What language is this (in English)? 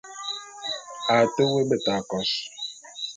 Bulu